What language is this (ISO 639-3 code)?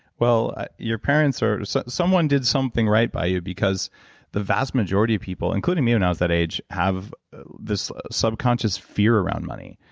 eng